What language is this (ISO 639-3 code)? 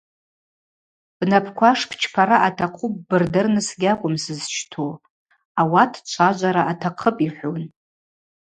abq